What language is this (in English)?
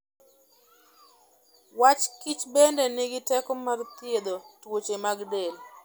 Luo (Kenya and Tanzania)